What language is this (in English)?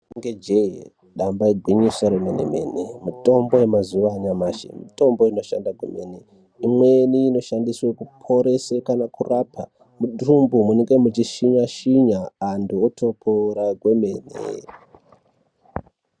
Ndau